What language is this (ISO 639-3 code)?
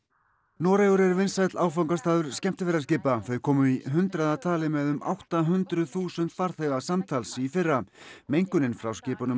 isl